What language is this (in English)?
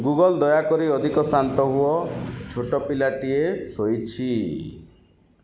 Odia